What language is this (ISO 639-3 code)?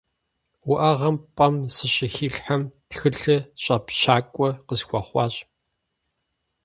kbd